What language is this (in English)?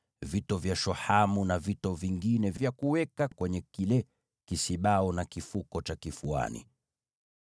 Swahili